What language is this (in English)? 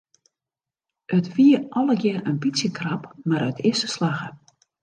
Western Frisian